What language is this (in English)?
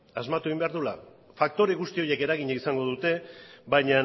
Basque